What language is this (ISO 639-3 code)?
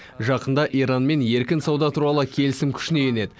kaz